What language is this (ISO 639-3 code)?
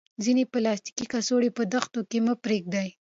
pus